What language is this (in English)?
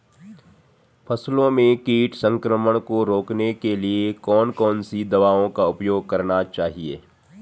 Hindi